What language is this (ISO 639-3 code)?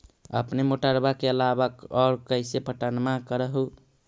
mag